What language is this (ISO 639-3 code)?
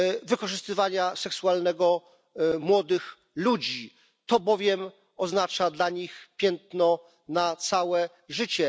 pol